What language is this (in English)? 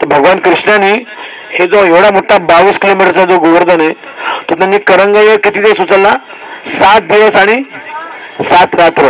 Marathi